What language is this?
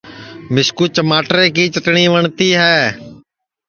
Sansi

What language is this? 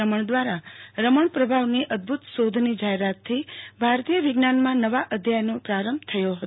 Gujarati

